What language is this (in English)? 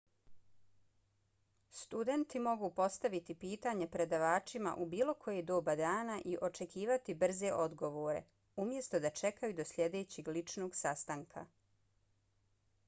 Bosnian